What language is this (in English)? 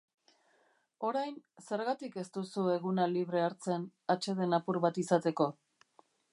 Basque